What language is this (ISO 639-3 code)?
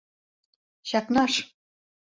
chm